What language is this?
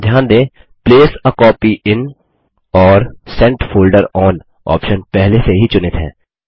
Hindi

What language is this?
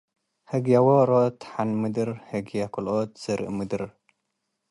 Tigre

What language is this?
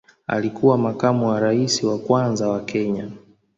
Swahili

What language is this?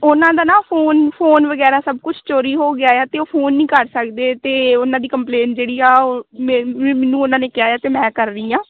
Punjabi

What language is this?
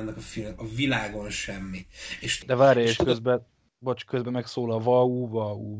Hungarian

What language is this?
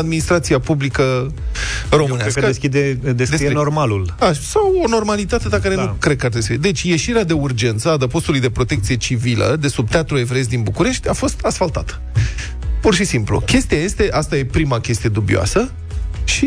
Romanian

